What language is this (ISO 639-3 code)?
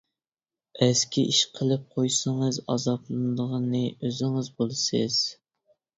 uig